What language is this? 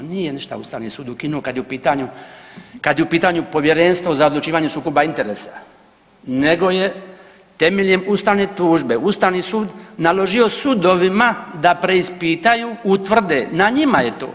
Croatian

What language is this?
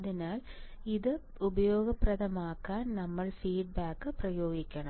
Malayalam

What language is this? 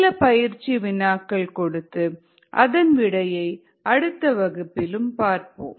Tamil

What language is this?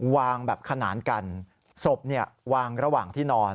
Thai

